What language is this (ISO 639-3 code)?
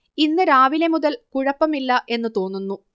mal